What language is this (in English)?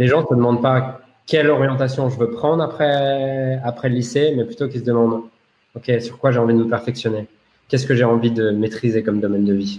French